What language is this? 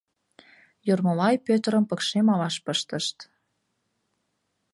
Mari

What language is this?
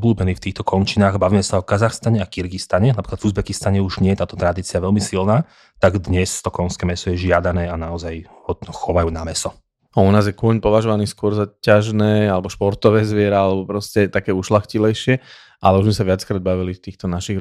Slovak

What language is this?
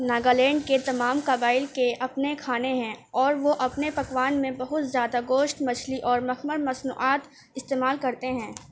Urdu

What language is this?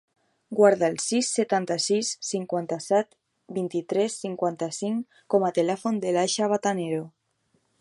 Catalan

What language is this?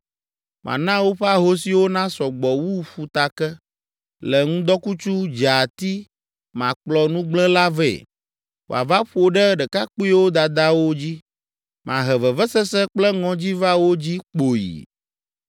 Ewe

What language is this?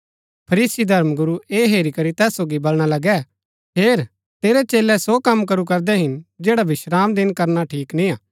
Gaddi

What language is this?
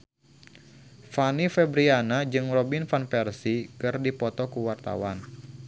Sundanese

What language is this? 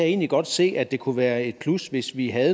Danish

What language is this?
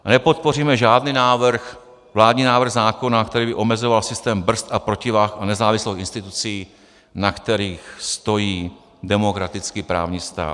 Czech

